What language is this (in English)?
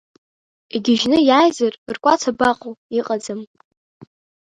Abkhazian